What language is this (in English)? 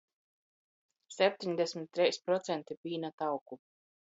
Latgalian